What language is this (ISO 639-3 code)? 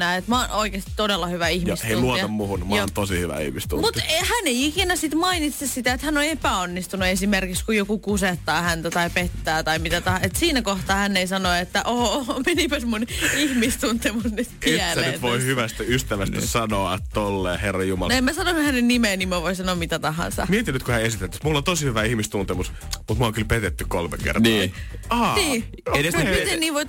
fin